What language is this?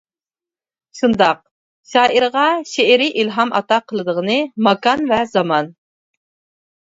Uyghur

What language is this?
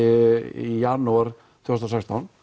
Icelandic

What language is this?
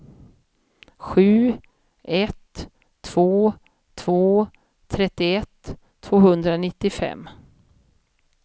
Swedish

